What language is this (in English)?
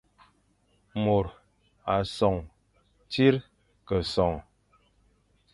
Fang